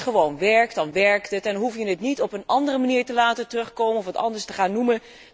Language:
Dutch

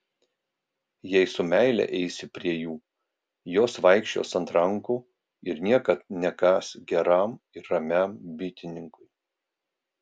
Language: Lithuanian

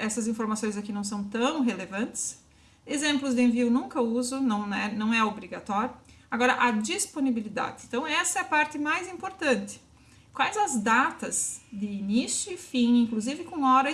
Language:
Portuguese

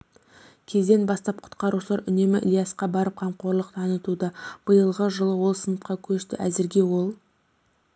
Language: Kazakh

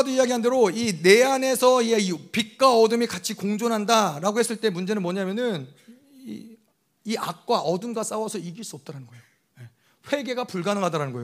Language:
Korean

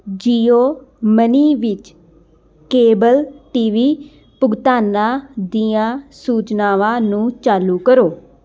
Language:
Punjabi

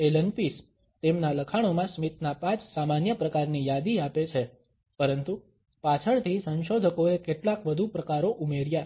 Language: Gujarati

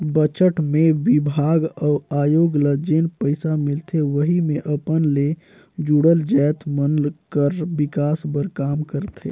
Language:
Chhattisgarhi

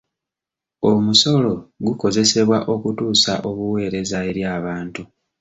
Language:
Ganda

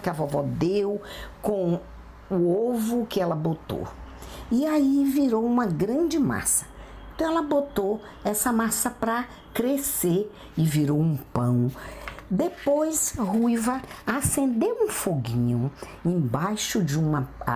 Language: Portuguese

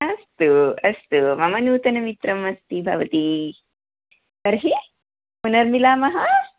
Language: Sanskrit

